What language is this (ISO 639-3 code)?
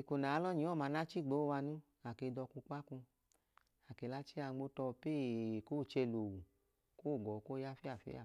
idu